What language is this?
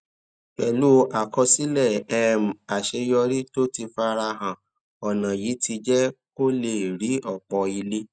Yoruba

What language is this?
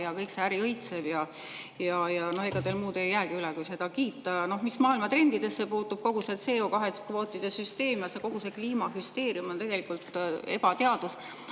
Estonian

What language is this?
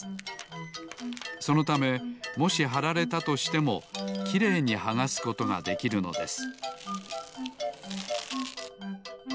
Japanese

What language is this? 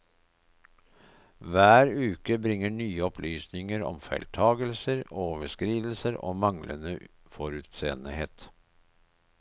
Norwegian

